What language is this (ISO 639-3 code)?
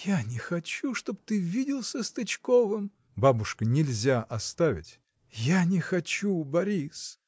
rus